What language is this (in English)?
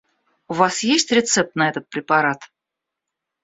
Russian